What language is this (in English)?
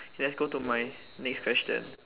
English